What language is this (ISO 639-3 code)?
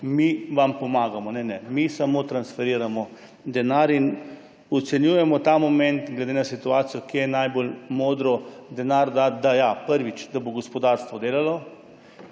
slv